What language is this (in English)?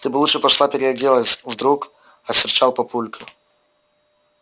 Russian